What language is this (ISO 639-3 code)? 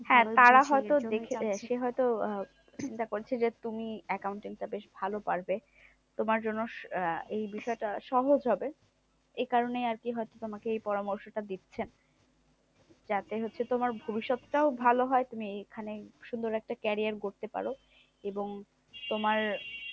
ben